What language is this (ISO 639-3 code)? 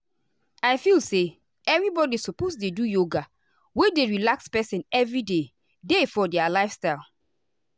pcm